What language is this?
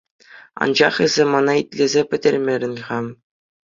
Chuvash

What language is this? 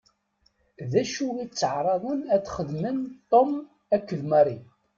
Kabyle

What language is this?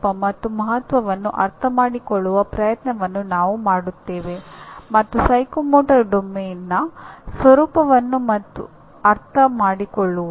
Kannada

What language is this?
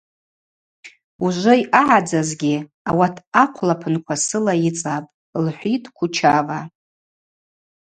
Abaza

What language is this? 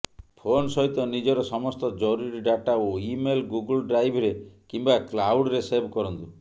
Odia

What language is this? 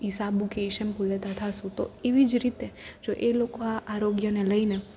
Gujarati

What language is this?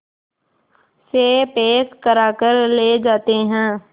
Hindi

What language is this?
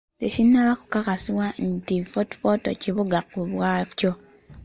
Ganda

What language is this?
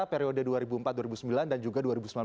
Indonesian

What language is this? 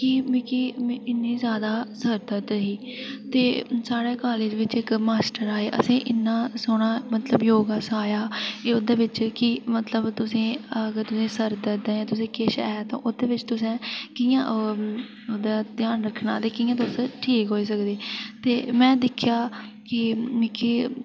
Dogri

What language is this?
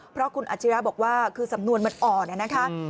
Thai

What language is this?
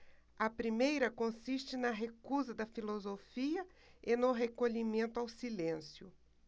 Portuguese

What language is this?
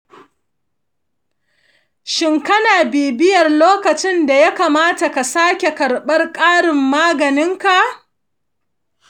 Hausa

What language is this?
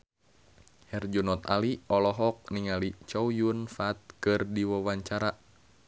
Sundanese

